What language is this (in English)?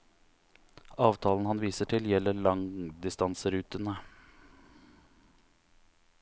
Norwegian